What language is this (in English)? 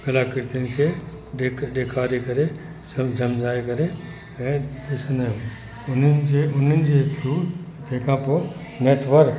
Sindhi